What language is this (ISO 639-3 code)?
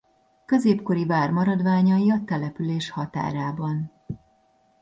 hun